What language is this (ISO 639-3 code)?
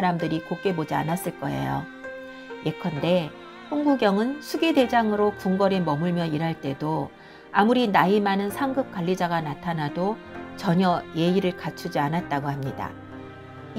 kor